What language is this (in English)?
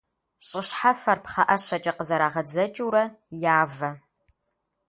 Kabardian